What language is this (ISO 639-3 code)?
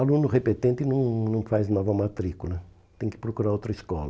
por